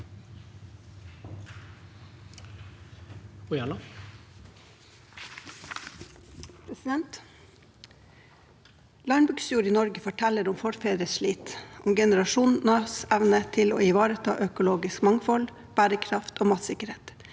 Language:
Norwegian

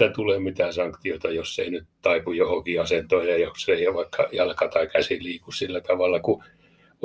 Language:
Finnish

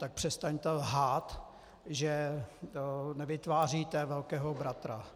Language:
Czech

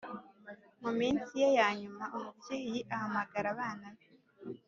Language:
Kinyarwanda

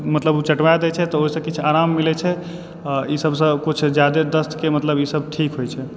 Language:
Maithili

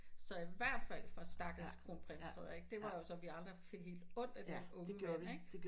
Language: Danish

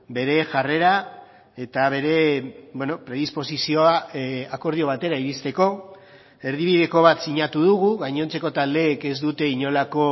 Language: Basque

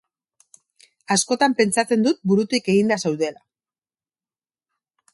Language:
Basque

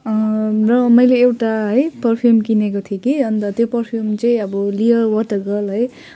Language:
Nepali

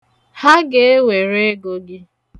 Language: Igbo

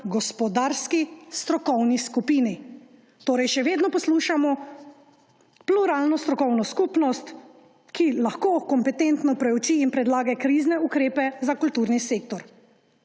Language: Slovenian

